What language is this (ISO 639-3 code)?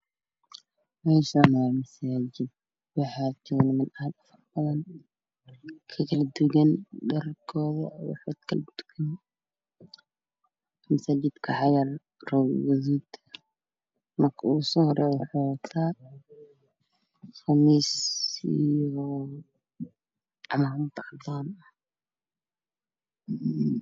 som